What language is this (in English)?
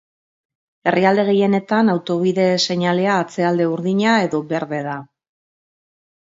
Basque